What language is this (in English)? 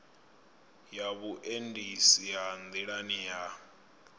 Venda